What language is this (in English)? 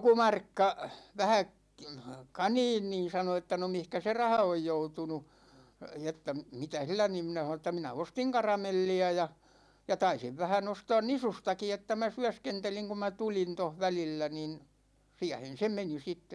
Finnish